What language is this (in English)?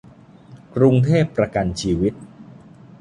Thai